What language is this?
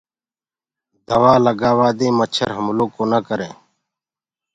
Gurgula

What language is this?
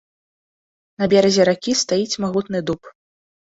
Belarusian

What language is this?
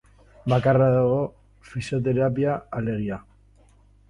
Basque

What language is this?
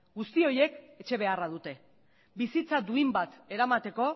Basque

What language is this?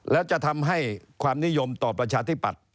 Thai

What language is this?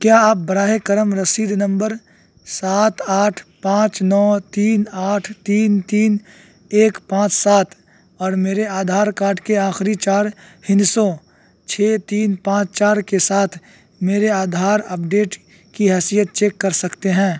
Urdu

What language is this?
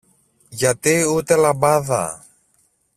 Greek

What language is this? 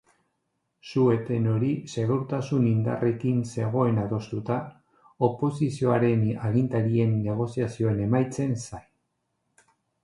Basque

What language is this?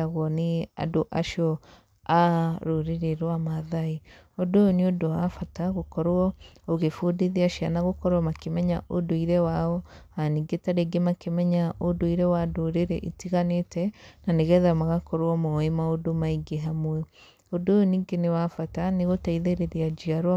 Kikuyu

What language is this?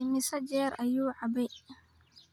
Somali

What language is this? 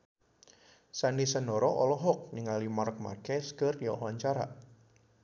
Sundanese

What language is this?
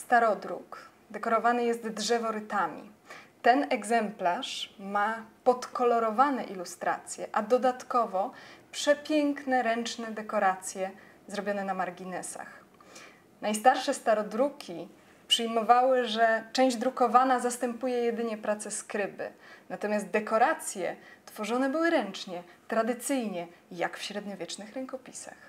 Polish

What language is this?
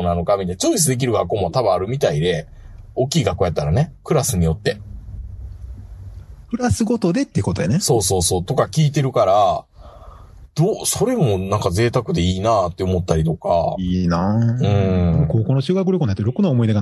Japanese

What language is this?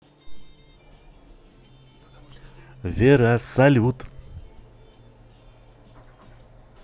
Russian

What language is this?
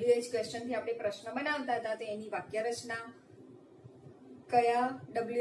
Hindi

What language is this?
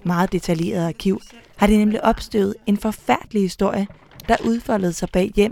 Danish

